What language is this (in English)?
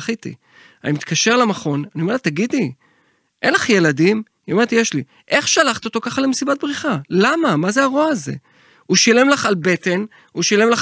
Hebrew